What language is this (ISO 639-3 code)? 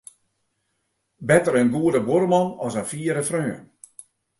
fry